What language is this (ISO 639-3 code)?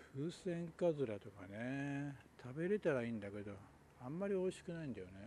jpn